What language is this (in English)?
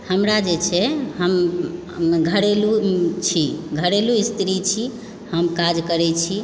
Maithili